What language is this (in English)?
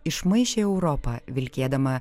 Lithuanian